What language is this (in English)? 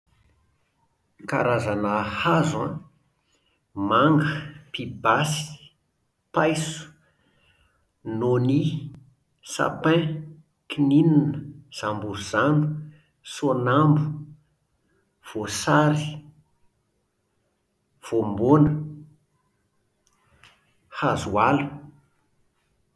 Malagasy